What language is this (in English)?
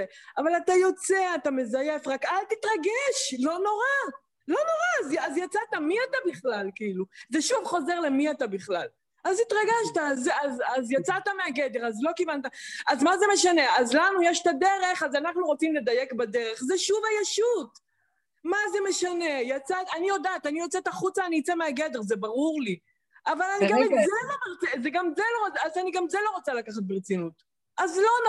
Hebrew